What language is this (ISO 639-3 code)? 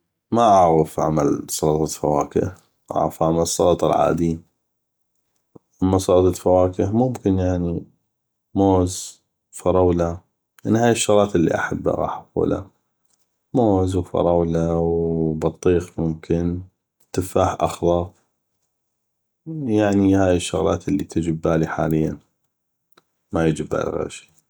ayp